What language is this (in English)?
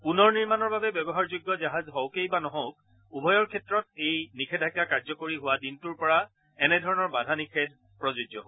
Assamese